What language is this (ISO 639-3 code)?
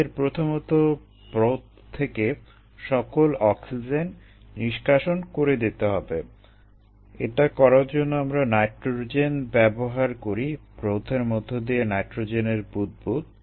ben